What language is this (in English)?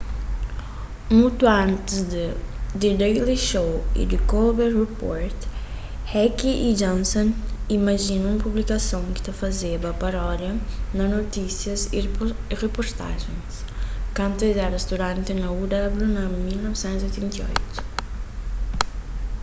Kabuverdianu